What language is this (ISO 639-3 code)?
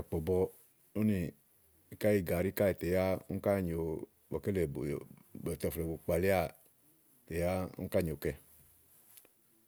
ahl